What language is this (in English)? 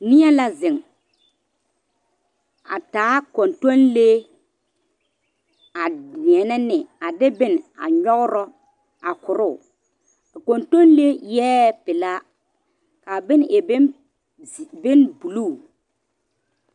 Southern Dagaare